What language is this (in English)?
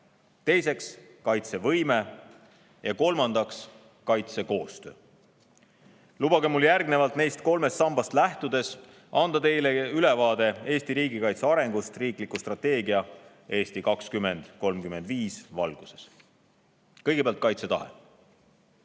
Estonian